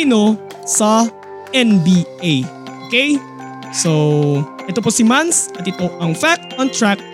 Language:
Filipino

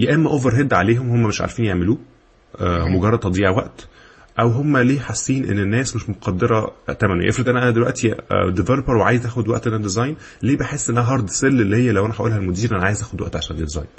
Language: Arabic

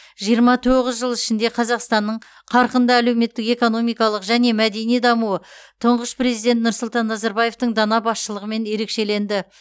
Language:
Kazakh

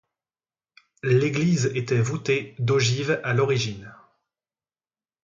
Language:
French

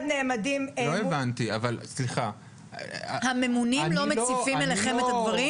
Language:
Hebrew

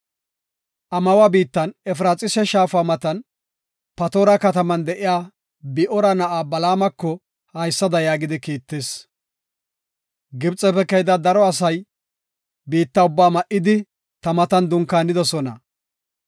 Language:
Gofa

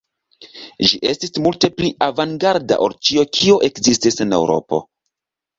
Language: Esperanto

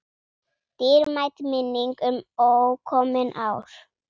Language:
Icelandic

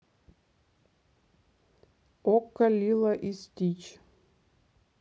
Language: Russian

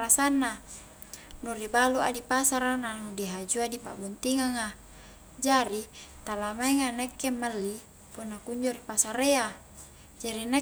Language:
Highland Konjo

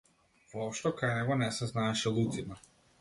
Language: Macedonian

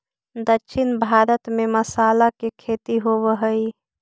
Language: Magahi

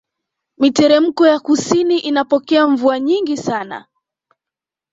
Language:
Swahili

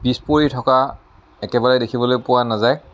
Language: Assamese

